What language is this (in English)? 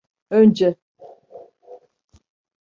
Turkish